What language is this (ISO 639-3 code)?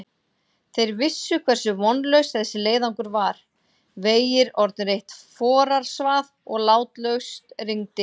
isl